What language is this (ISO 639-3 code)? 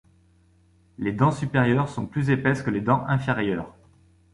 fra